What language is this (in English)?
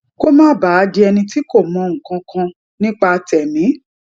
Yoruba